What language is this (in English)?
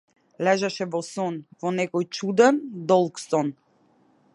Macedonian